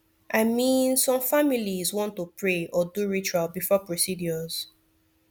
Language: Nigerian Pidgin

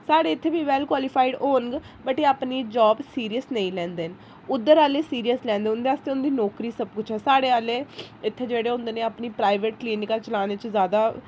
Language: Dogri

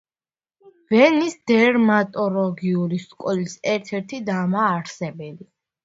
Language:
Georgian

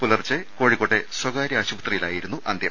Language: Malayalam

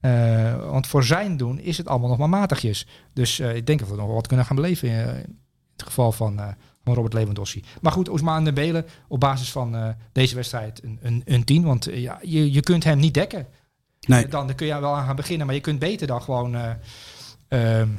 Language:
Dutch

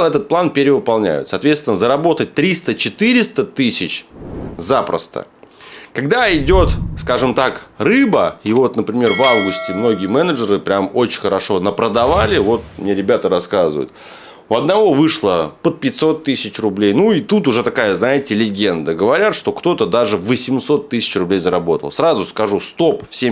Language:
Russian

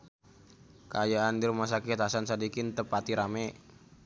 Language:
Sundanese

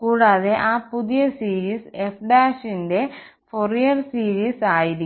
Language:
Malayalam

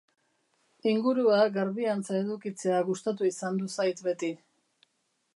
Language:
Basque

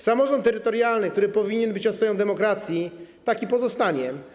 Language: Polish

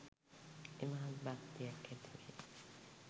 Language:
Sinhala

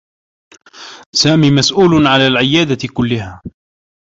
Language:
Arabic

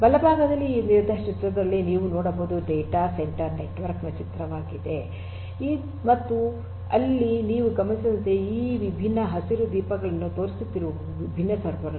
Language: Kannada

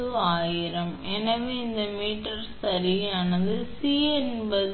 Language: Tamil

